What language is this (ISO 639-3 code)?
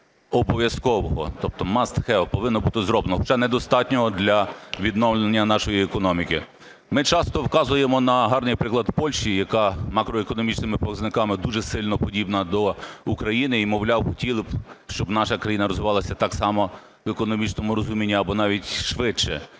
ukr